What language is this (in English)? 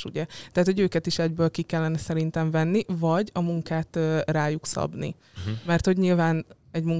Hungarian